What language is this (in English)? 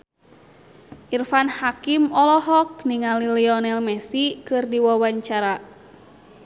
Sundanese